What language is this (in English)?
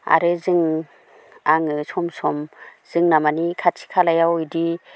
Bodo